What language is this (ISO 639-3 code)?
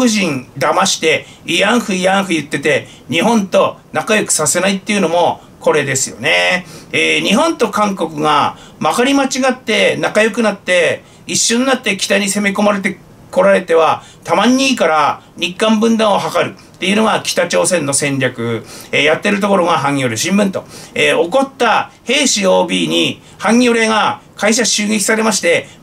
jpn